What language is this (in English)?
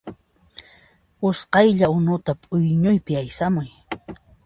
Puno Quechua